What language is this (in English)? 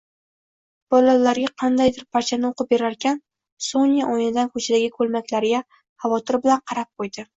Uzbek